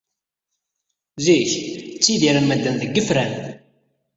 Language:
Kabyle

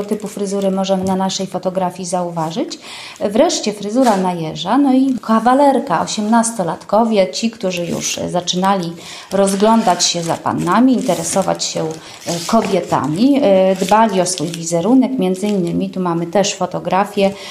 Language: Polish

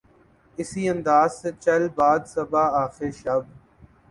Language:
Urdu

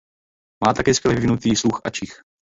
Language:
Czech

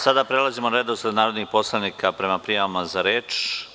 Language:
Serbian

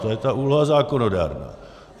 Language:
Czech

